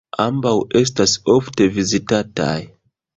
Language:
Esperanto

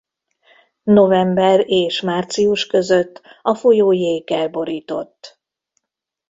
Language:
Hungarian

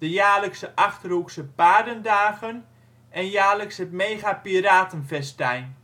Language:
Dutch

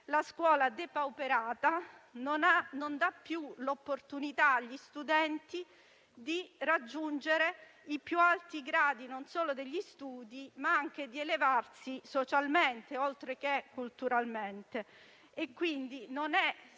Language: Italian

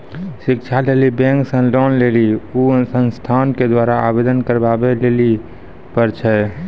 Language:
Maithili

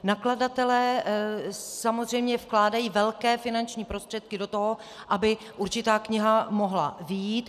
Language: Czech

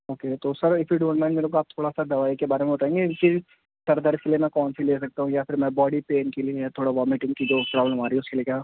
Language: Urdu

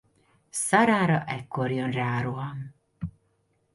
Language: Hungarian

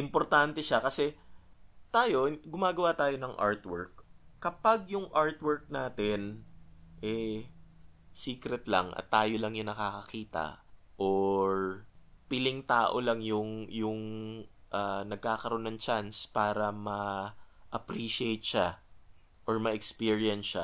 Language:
Filipino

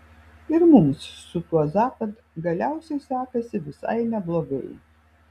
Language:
Lithuanian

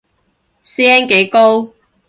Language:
Cantonese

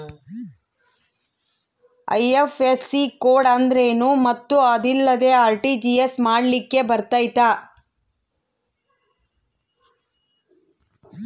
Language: Kannada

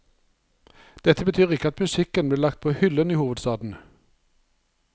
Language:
Norwegian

